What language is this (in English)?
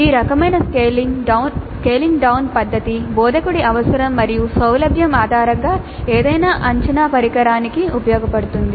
Telugu